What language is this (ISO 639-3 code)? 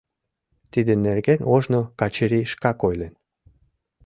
chm